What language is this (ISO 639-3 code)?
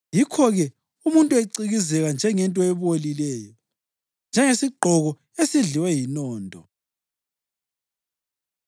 nde